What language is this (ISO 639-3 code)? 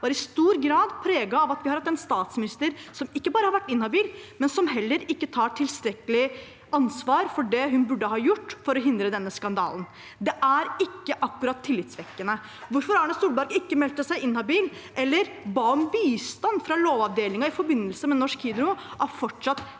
nor